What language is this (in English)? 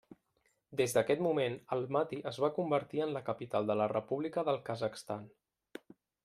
Catalan